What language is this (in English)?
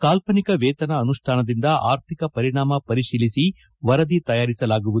Kannada